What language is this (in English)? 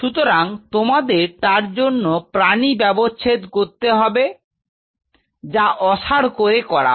Bangla